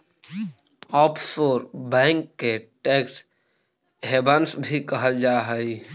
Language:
Magahi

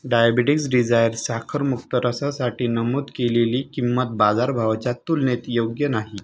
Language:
Marathi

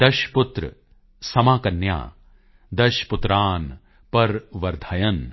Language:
Punjabi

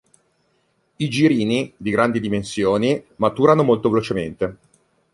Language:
Italian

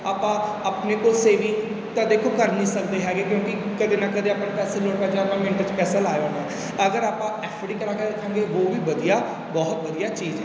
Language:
Punjabi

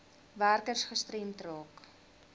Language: Afrikaans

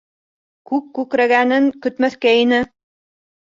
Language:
Bashkir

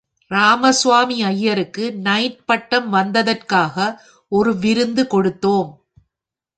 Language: Tamil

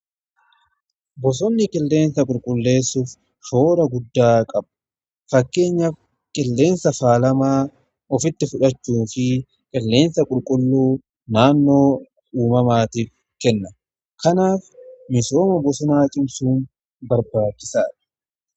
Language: Oromo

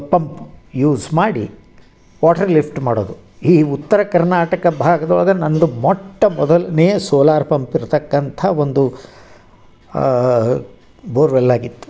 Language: Kannada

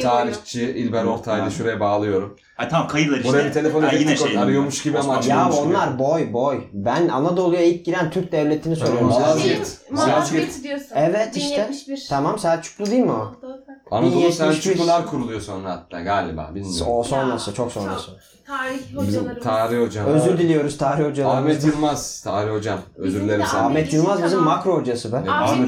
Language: Turkish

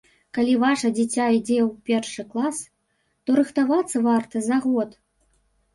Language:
Belarusian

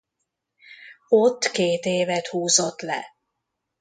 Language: Hungarian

